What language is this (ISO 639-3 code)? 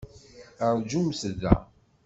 kab